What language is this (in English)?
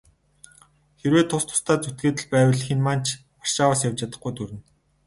Mongolian